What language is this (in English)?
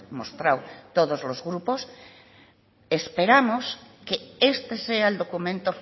Spanish